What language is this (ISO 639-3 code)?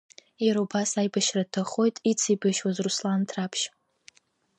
abk